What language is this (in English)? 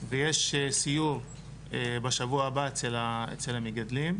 Hebrew